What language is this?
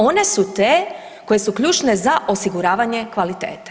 Croatian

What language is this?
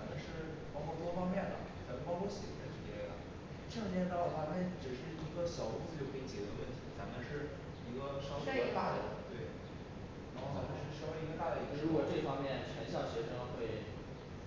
Chinese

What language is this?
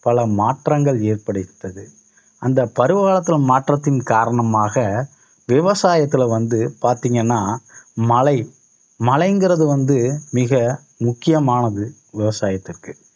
Tamil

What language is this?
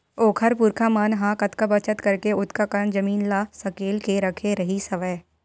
Chhattisgarhi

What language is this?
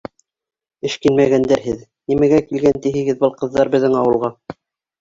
Bashkir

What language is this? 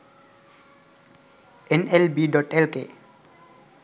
Sinhala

